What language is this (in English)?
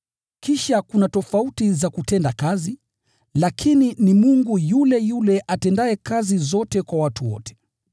Swahili